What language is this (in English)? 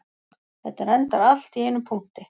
Icelandic